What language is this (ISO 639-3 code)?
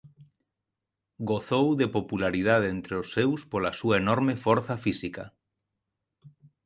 glg